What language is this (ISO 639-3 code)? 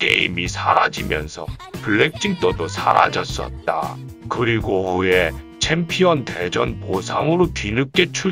kor